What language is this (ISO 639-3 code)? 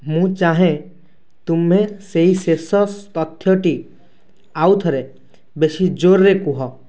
ori